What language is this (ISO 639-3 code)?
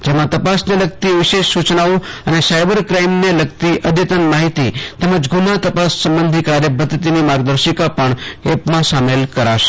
guj